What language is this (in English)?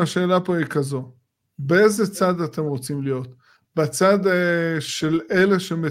Hebrew